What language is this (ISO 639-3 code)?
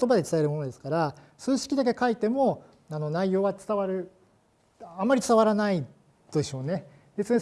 jpn